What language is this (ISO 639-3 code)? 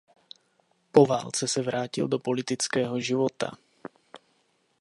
ces